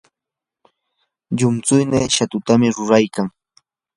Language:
Yanahuanca Pasco Quechua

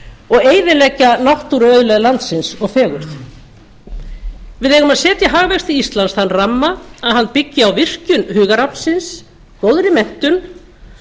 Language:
Icelandic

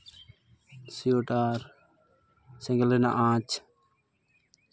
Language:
Santali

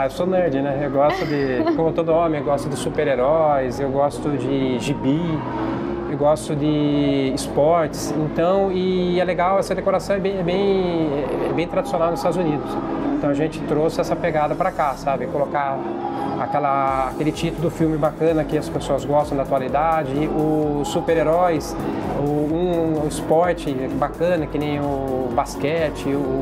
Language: Portuguese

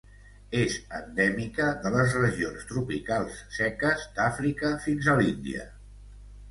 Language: Catalan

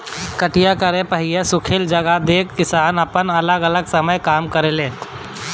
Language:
Bhojpuri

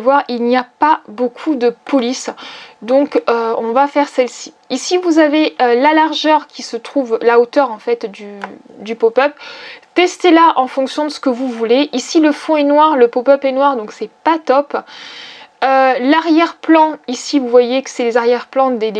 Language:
French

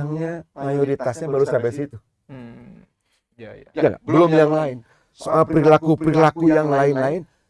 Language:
Indonesian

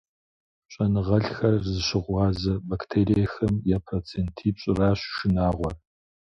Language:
Kabardian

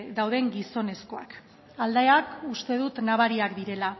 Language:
Basque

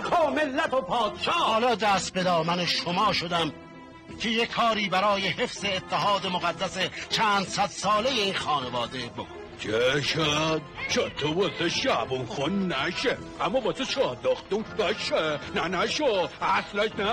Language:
Persian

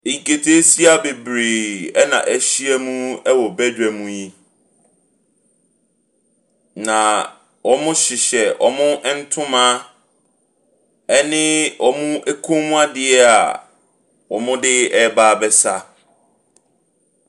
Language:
Akan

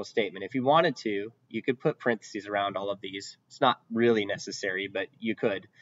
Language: English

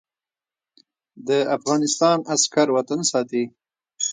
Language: Pashto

